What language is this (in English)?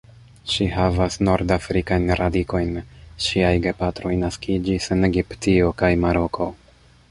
Esperanto